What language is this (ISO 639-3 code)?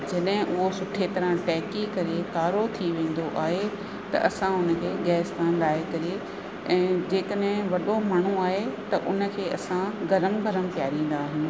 snd